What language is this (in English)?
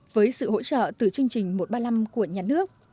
Vietnamese